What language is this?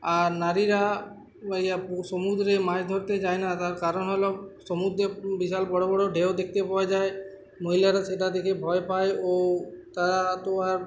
Bangla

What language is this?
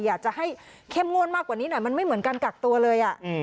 Thai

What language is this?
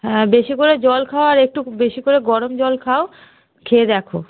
Bangla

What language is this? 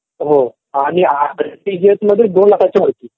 Marathi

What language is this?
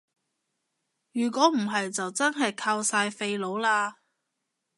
Cantonese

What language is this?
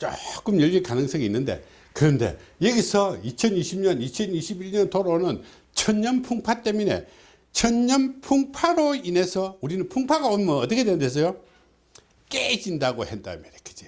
Korean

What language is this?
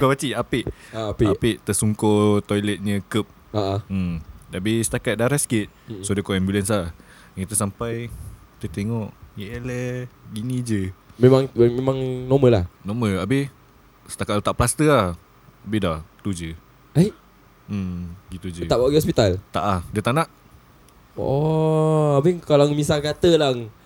Malay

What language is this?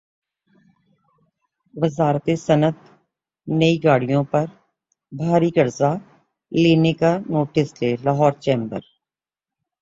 Urdu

